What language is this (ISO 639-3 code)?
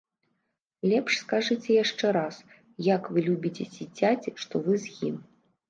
bel